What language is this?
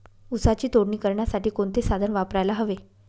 Marathi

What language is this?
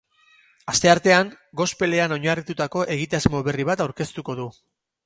Basque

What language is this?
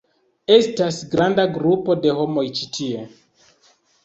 Esperanto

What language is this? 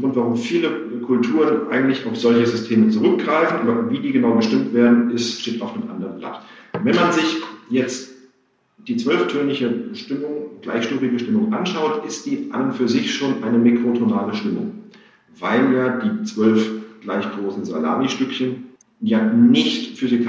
German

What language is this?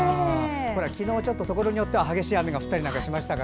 Japanese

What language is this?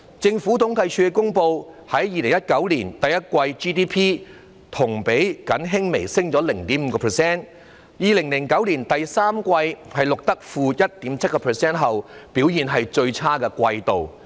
Cantonese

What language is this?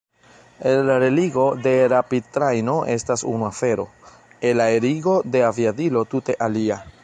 Esperanto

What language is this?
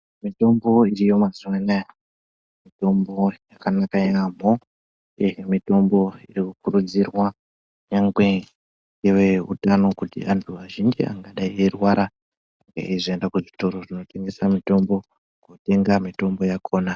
Ndau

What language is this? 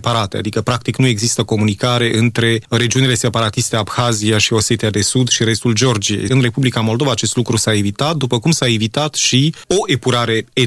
Romanian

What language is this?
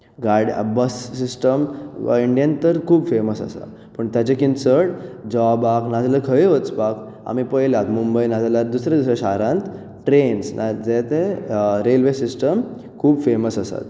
Konkani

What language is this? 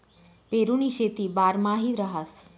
Marathi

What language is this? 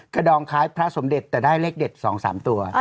Thai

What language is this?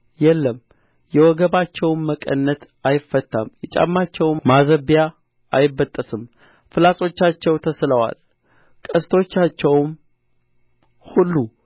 Amharic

